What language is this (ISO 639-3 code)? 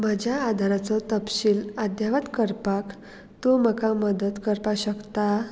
kok